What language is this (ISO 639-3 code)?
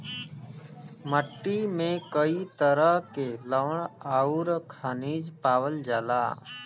bho